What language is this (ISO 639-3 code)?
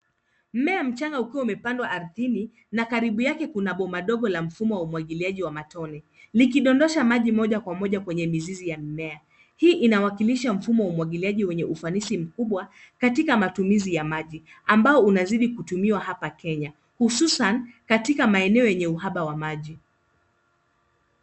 swa